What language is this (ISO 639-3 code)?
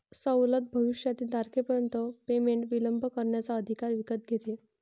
mar